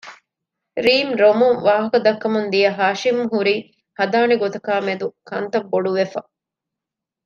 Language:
Divehi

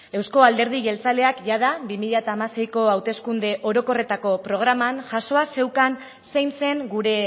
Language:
Basque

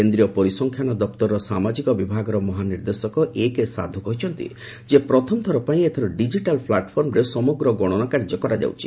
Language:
Odia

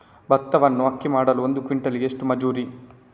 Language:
Kannada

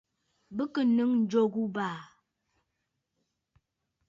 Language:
Bafut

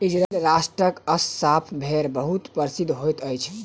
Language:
Maithili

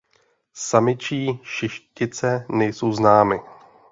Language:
Czech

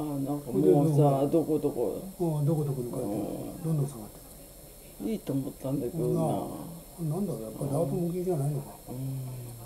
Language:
Japanese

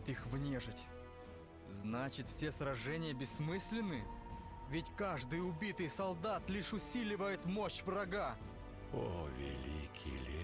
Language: Russian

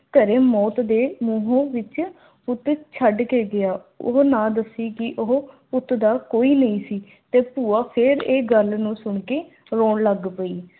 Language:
Punjabi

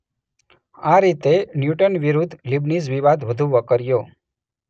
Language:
Gujarati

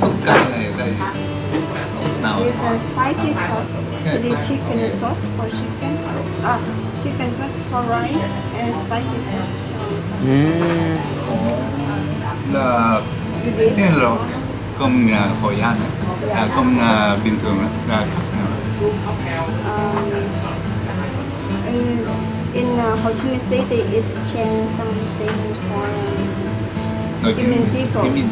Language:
Vietnamese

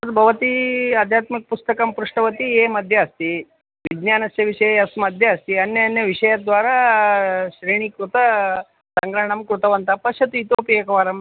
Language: Sanskrit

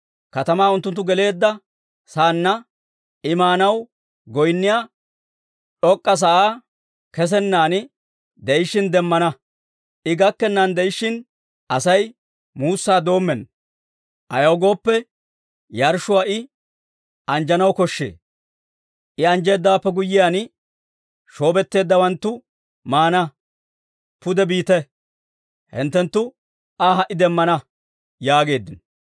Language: Dawro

